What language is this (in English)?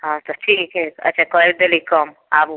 Maithili